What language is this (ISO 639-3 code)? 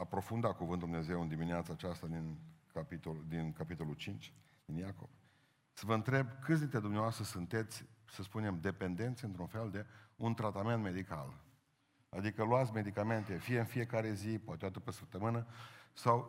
ron